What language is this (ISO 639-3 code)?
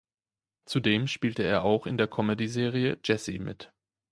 deu